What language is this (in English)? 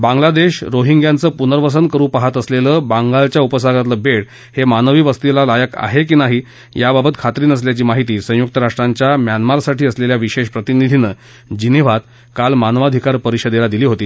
Marathi